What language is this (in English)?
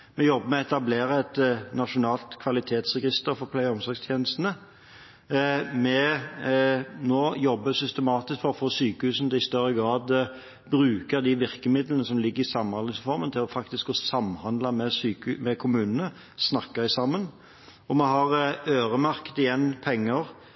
Norwegian Bokmål